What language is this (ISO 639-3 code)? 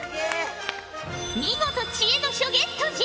jpn